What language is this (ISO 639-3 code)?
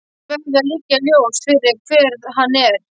isl